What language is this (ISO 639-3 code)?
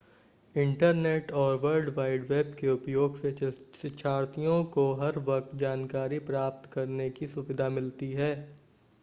hin